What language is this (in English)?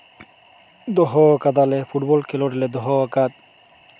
Santali